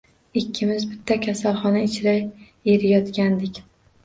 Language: Uzbek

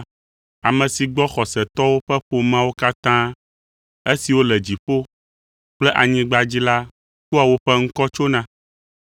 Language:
Ewe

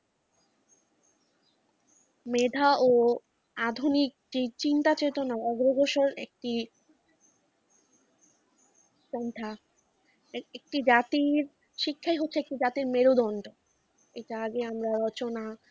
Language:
Bangla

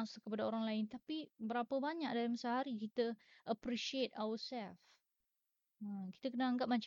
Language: Malay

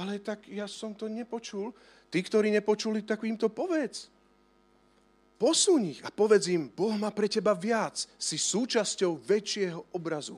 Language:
Slovak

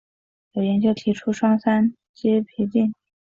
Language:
Chinese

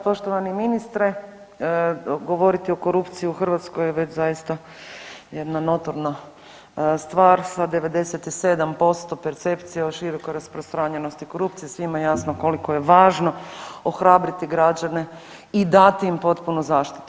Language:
Croatian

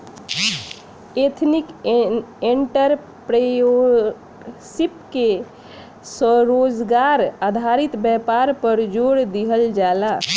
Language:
Bhojpuri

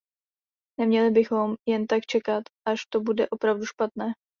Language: Czech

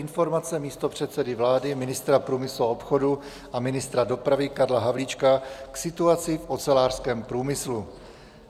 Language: Czech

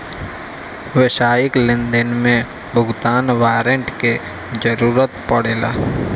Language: Bhojpuri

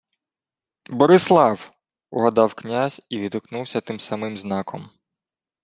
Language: Ukrainian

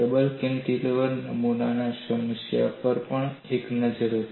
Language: Gujarati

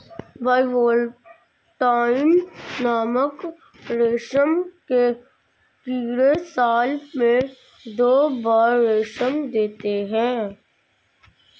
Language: Hindi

